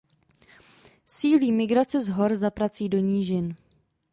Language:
Czech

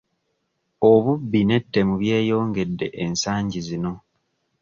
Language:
Ganda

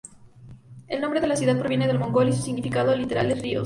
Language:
Spanish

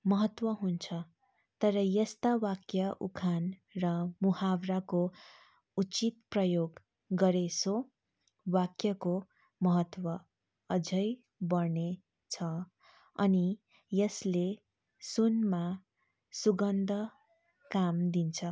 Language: Nepali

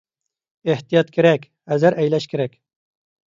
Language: Uyghur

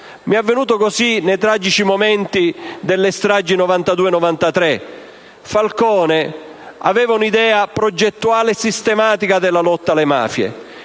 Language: Italian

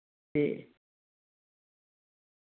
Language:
Dogri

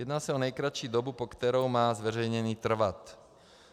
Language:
Czech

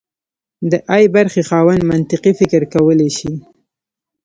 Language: Pashto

